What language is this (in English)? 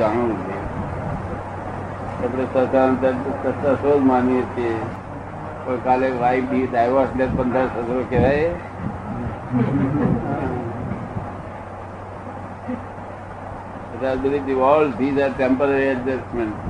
Gujarati